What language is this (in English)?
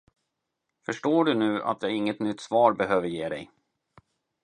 Swedish